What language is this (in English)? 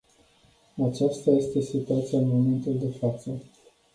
Romanian